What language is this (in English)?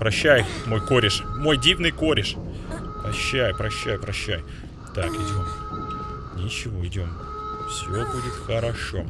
Russian